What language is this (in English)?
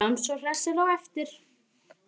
Icelandic